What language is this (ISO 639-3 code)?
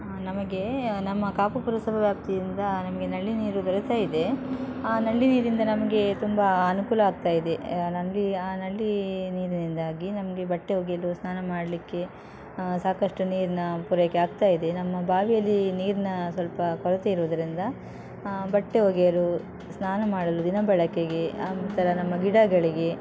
kan